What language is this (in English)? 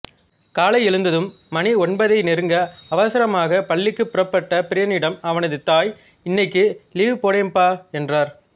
Tamil